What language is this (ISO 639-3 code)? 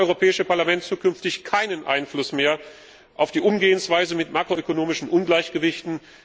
deu